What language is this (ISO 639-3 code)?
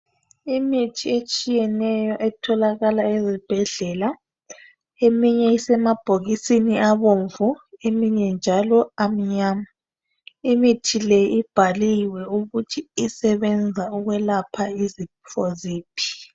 nde